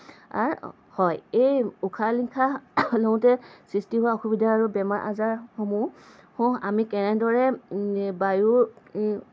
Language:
Assamese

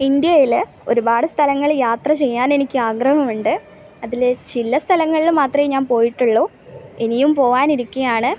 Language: Malayalam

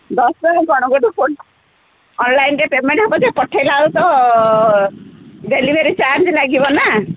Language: Odia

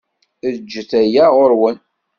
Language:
Kabyle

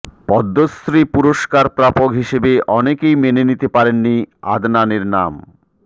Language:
Bangla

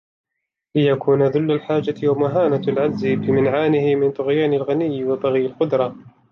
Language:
Arabic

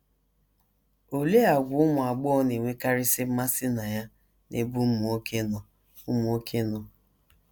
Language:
Igbo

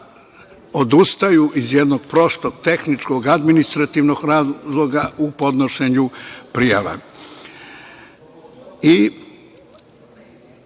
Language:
Serbian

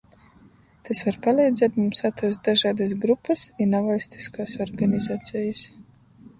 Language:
Latgalian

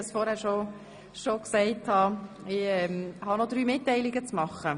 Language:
Swiss German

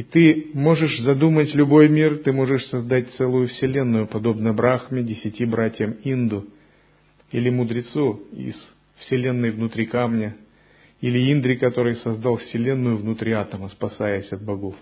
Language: Russian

